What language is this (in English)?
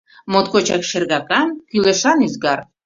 Mari